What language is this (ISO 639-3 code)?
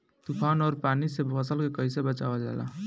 bho